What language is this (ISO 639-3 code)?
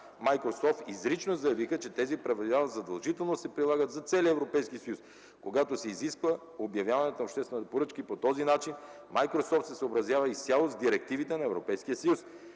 bul